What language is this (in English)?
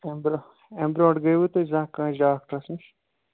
Kashmiri